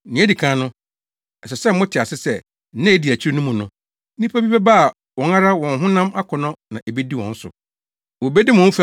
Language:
Akan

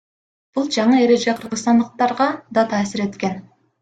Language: Kyrgyz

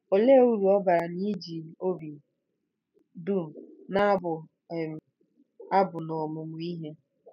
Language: Igbo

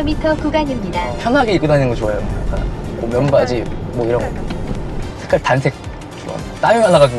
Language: Korean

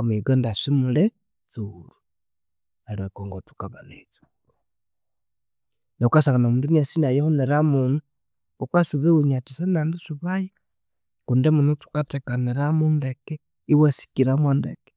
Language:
Konzo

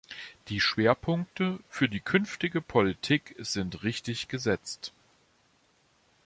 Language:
German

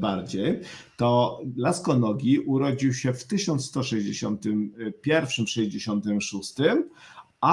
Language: Polish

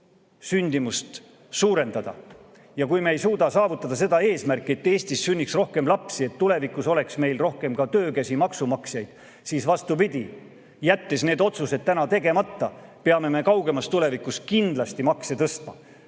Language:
Estonian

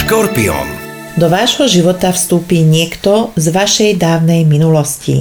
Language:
Slovak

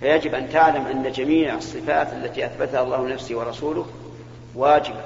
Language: Arabic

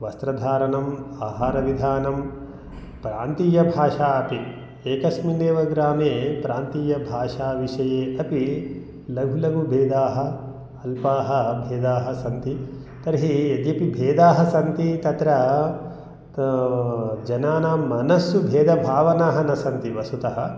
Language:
Sanskrit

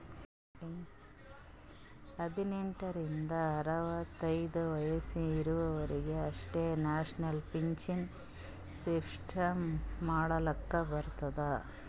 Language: Kannada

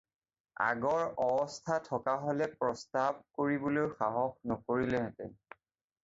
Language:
Assamese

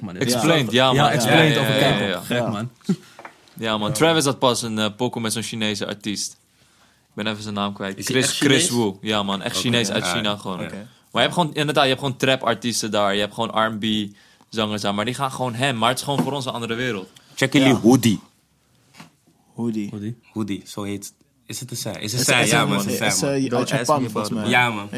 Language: Dutch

